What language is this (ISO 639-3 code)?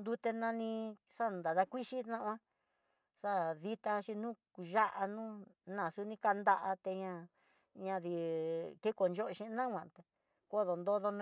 mtx